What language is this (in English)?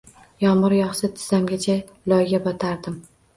Uzbek